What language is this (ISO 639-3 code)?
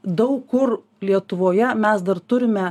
lit